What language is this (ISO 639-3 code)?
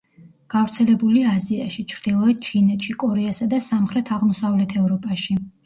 kat